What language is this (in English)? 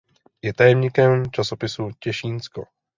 Czech